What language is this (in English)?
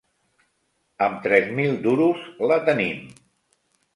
Catalan